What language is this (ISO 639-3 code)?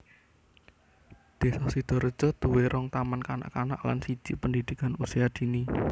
jav